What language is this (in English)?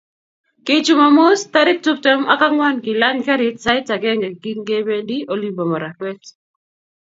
Kalenjin